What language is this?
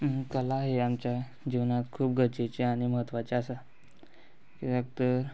Konkani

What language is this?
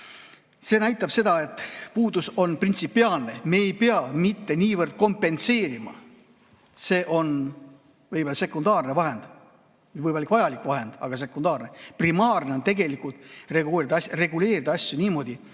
Estonian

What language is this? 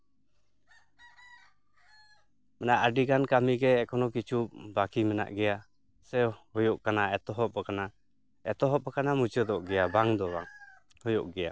Santali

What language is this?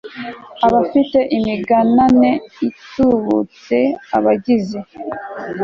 Kinyarwanda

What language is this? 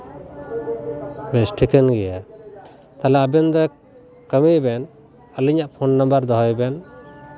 Santali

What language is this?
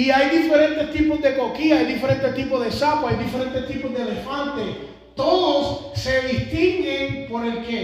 Spanish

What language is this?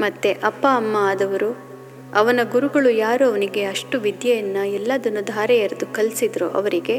Kannada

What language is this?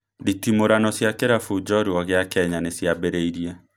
Kikuyu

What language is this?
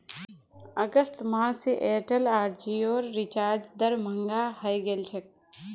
Magahi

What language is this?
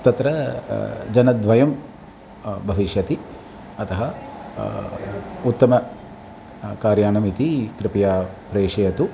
Sanskrit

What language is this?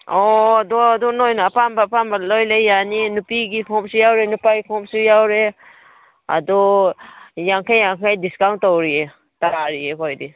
Manipuri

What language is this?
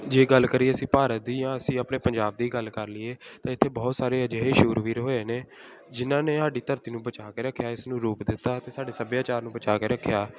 Punjabi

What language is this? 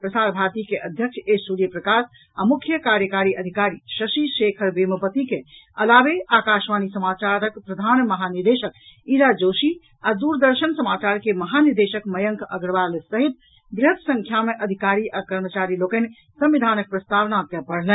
Maithili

